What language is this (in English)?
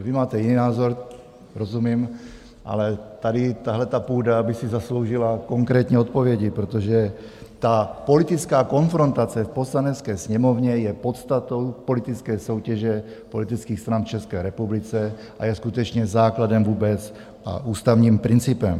Czech